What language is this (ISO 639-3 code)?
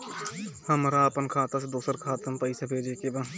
bho